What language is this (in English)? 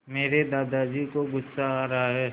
Hindi